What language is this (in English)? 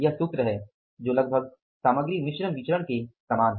Hindi